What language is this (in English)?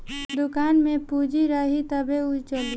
Bhojpuri